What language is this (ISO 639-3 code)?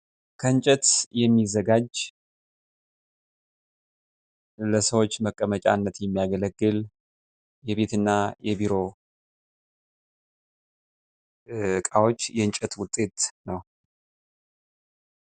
amh